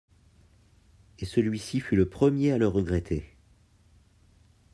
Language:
French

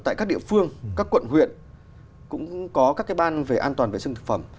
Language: Vietnamese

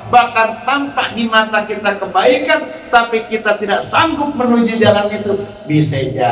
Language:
Indonesian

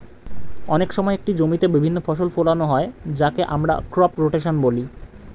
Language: Bangla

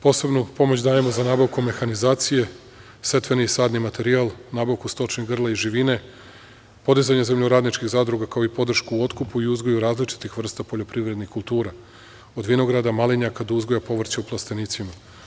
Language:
Serbian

